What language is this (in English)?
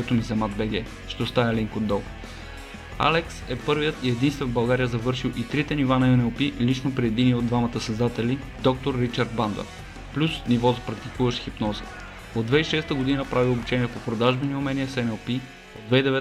Bulgarian